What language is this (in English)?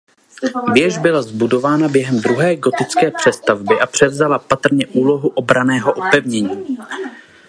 Czech